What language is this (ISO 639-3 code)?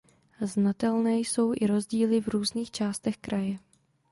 ces